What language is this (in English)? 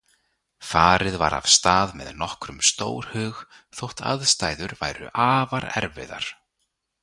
Icelandic